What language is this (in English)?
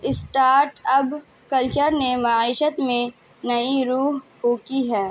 Urdu